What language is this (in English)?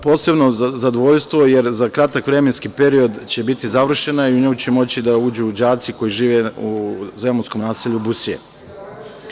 Serbian